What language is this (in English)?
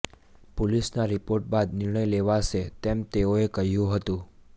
Gujarati